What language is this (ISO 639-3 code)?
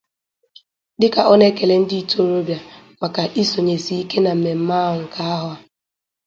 ibo